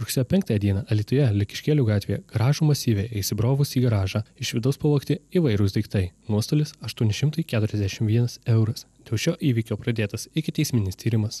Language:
Lithuanian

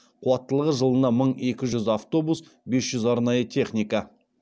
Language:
Kazakh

